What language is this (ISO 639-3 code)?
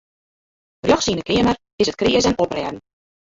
fry